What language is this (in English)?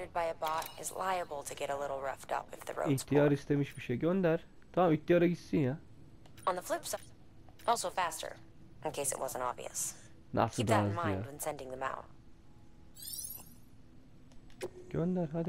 Turkish